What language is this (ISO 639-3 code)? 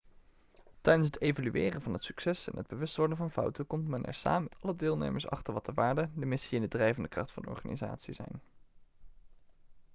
nld